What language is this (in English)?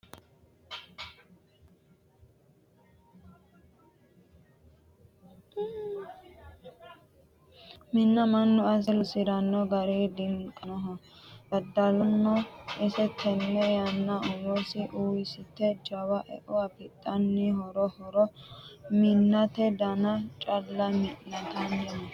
Sidamo